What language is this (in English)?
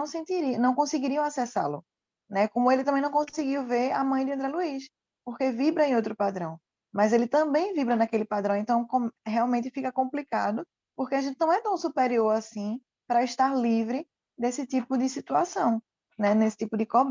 Portuguese